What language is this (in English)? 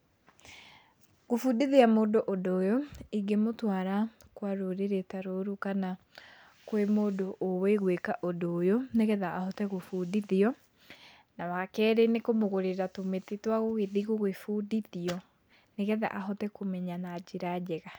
Kikuyu